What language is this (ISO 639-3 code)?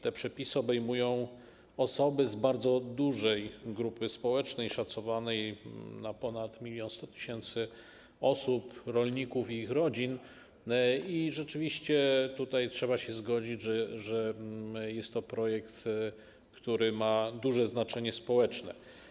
pol